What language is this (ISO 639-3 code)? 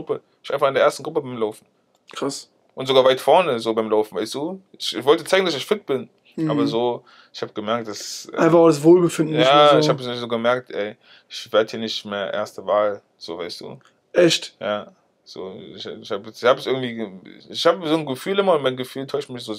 deu